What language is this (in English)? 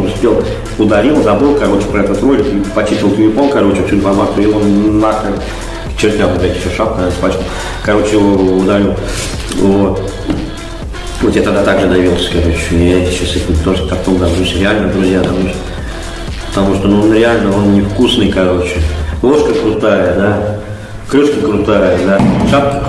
Russian